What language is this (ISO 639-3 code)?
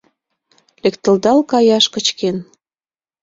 chm